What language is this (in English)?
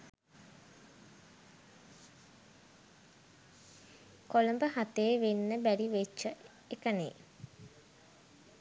Sinhala